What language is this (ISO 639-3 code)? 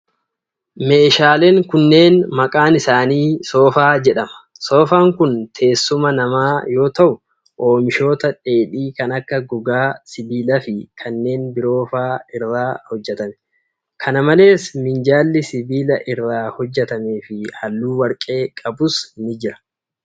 orm